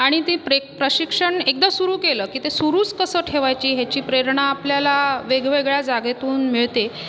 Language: Marathi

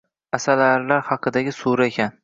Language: Uzbek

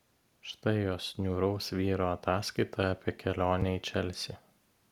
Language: Lithuanian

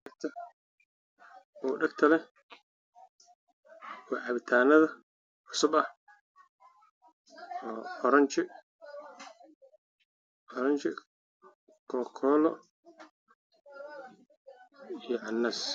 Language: Somali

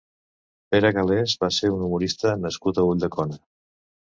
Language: Catalan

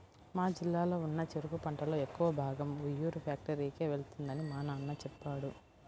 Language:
Telugu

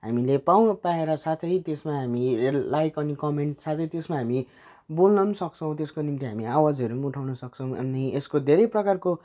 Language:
Nepali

